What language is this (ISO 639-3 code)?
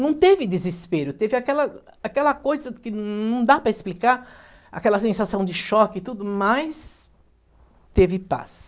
por